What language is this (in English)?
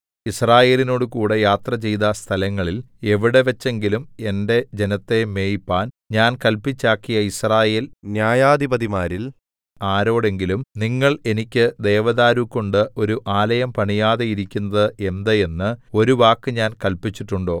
Malayalam